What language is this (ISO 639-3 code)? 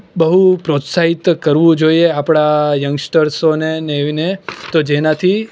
guj